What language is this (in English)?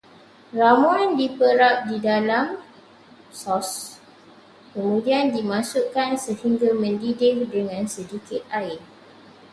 Malay